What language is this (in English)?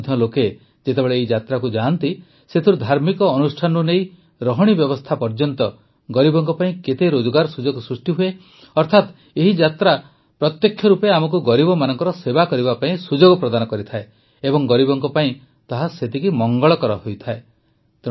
Odia